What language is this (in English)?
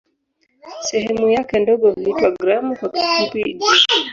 Swahili